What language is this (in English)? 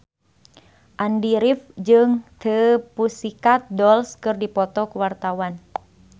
Sundanese